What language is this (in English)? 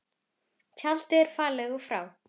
Icelandic